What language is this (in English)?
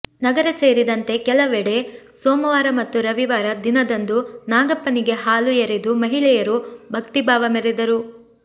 Kannada